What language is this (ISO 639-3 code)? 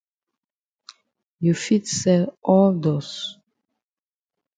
wes